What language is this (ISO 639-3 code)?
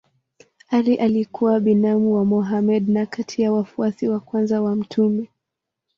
swa